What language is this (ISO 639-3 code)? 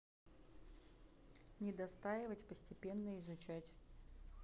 rus